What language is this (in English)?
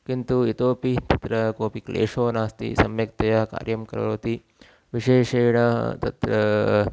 Sanskrit